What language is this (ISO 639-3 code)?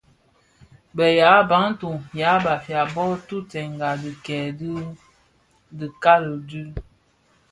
ksf